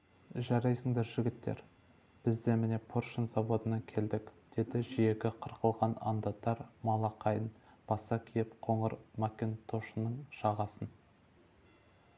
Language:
Kazakh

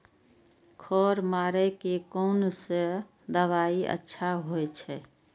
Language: Maithili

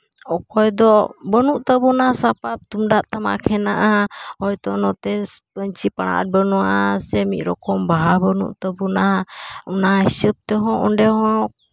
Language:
Santali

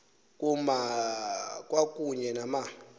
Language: Xhosa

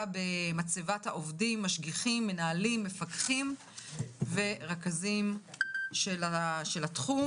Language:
Hebrew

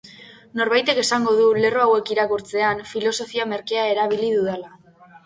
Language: Basque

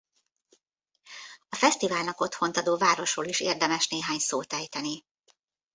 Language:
Hungarian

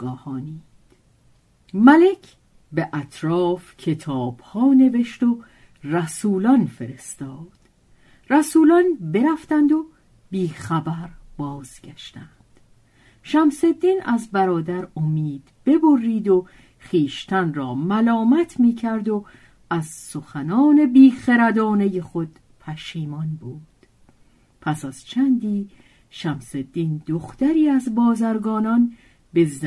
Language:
Persian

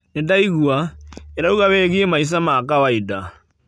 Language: Kikuyu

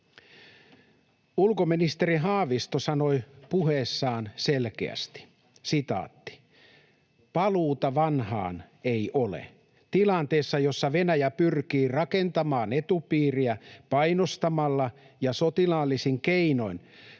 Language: Finnish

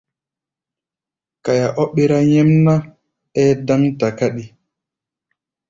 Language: Gbaya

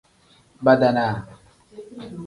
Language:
Tem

